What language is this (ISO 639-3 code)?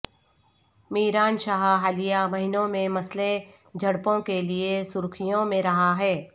urd